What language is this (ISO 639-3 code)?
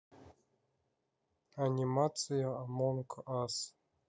rus